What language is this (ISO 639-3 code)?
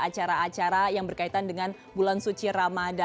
ind